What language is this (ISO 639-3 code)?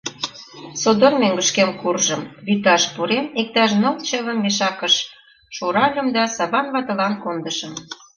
chm